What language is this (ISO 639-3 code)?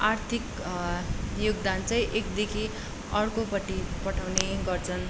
nep